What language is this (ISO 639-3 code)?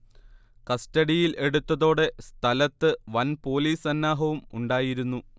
mal